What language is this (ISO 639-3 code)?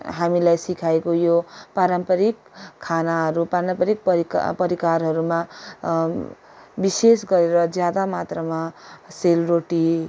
nep